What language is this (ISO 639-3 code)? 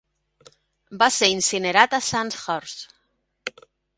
cat